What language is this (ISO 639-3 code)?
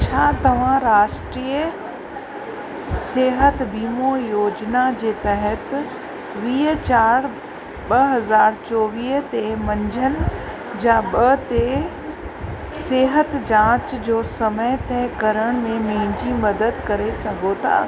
snd